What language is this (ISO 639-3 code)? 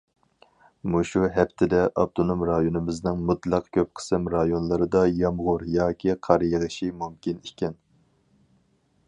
uig